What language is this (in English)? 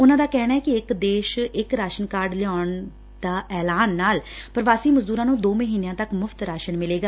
Punjabi